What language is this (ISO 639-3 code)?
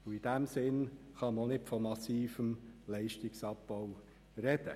gsw